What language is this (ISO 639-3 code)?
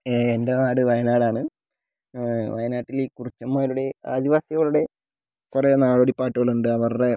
mal